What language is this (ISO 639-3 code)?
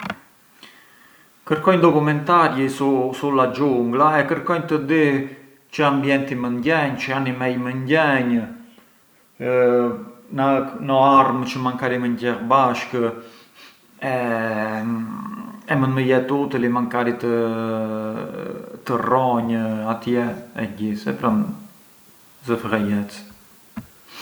aae